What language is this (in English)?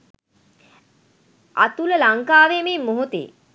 Sinhala